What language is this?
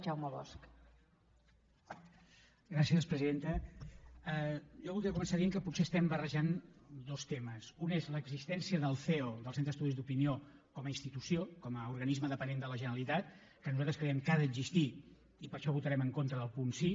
Catalan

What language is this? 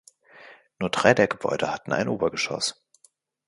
German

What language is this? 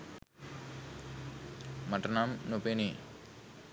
Sinhala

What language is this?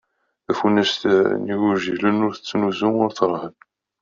Kabyle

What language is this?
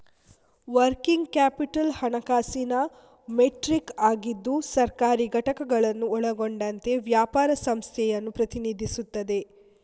Kannada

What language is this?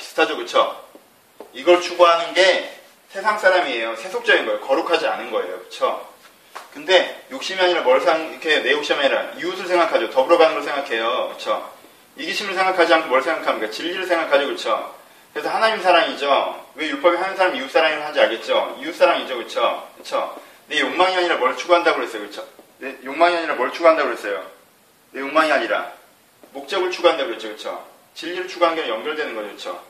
Korean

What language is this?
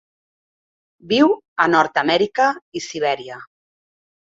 Catalan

